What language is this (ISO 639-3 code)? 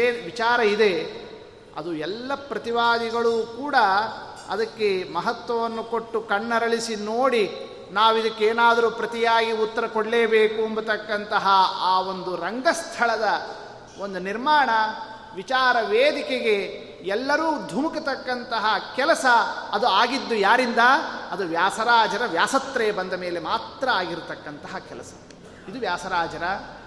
kan